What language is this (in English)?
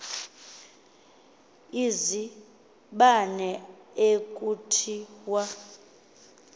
Xhosa